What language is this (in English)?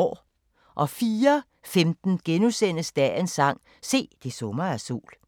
Danish